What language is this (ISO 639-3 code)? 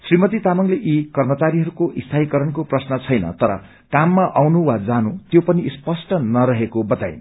nep